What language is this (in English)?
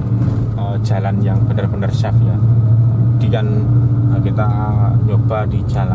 Indonesian